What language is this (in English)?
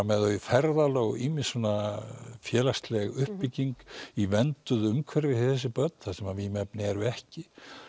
Icelandic